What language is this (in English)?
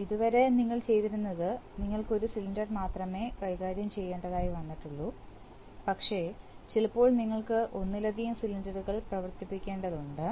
Malayalam